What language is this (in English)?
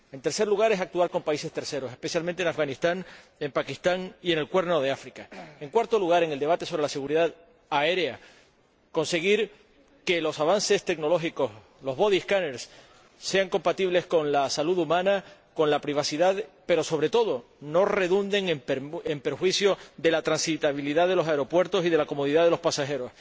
Spanish